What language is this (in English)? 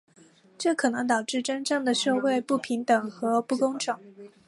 Chinese